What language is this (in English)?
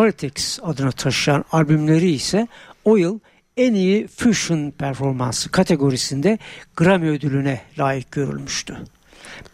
Turkish